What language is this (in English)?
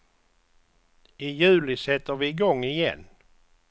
Swedish